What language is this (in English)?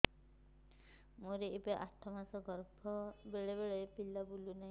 Odia